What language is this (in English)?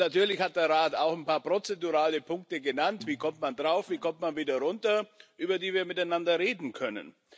German